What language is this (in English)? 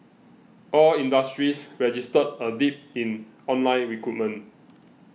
English